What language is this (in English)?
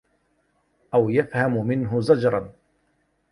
Arabic